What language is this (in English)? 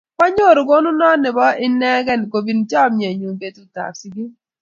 Kalenjin